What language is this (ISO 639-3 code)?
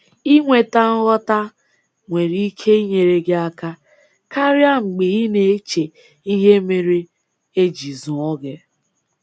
ibo